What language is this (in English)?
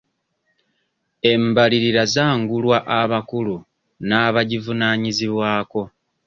Ganda